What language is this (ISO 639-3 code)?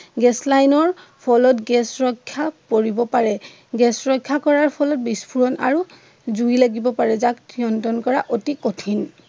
asm